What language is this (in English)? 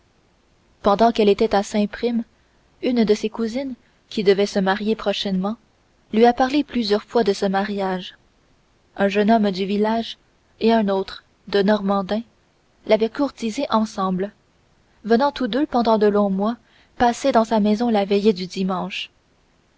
French